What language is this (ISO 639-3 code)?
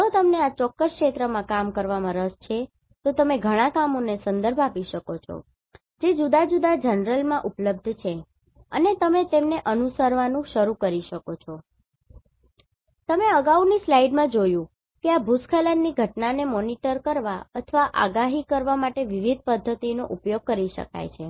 guj